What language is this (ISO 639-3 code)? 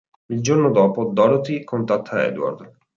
ita